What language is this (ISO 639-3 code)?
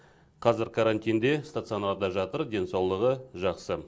kaz